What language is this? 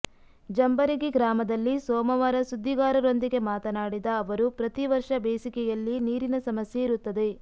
Kannada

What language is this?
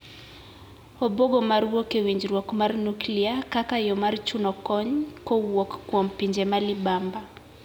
Luo (Kenya and Tanzania)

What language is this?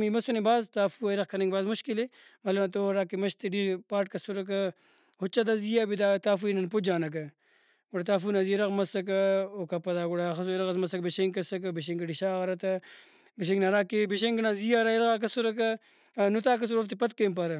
Brahui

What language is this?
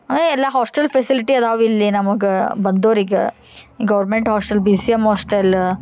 Kannada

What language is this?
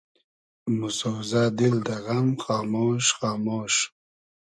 Hazaragi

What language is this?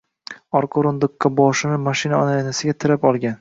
Uzbek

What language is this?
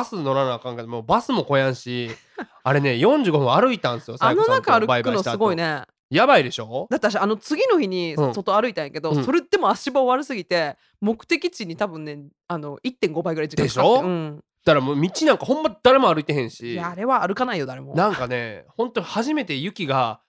Japanese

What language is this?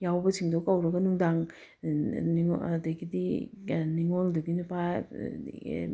Manipuri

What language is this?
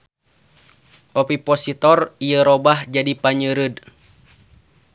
Sundanese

